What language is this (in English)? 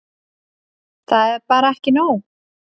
Icelandic